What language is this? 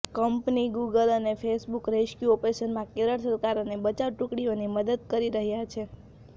Gujarati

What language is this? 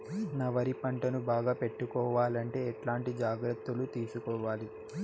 Telugu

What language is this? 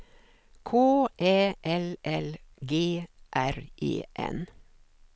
Swedish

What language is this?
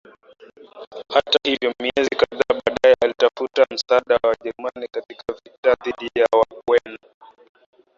Swahili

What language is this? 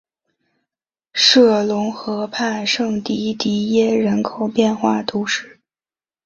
Chinese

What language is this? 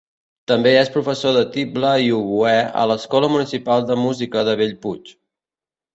Catalan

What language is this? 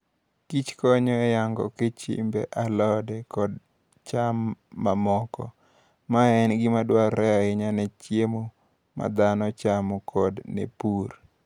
Luo (Kenya and Tanzania)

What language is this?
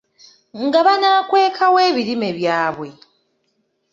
Ganda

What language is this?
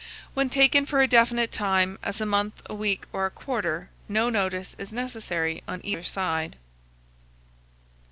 English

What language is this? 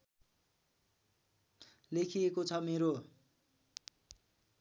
Nepali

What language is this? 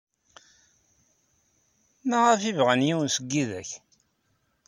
Kabyle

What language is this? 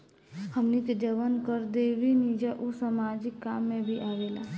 Bhojpuri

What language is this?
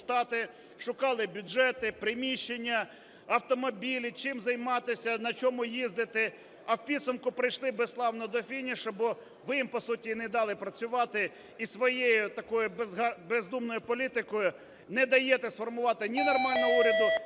Ukrainian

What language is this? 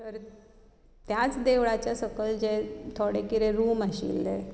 Konkani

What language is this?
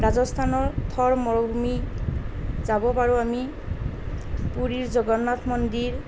Assamese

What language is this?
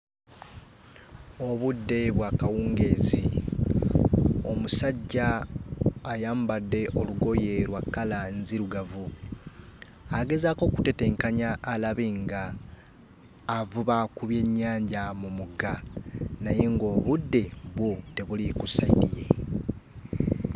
Ganda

